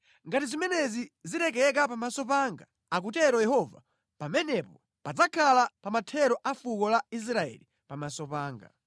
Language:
Nyanja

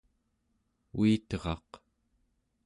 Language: Central Yupik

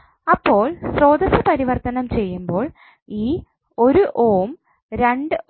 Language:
Malayalam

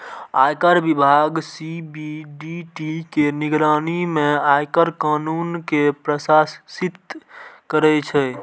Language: Maithili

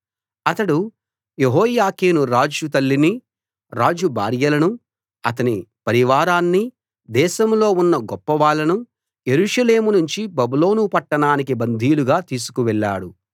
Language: Telugu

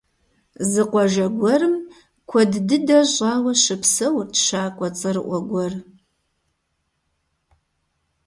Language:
Kabardian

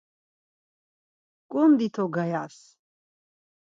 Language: Laz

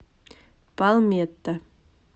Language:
Russian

